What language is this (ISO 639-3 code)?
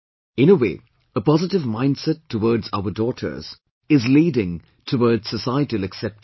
eng